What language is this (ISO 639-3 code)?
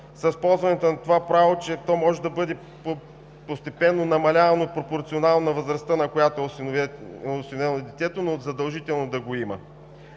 bul